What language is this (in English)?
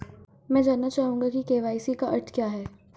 Hindi